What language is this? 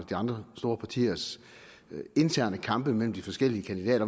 Danish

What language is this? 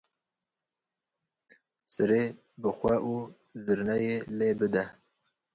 Kurdish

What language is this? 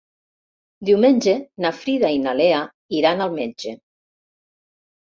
Catalan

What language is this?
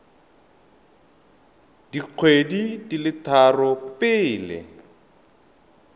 Tswana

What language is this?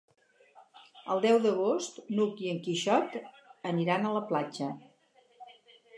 Catalan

